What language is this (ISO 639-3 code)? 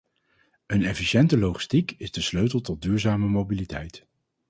nld